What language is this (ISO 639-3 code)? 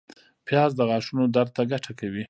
pus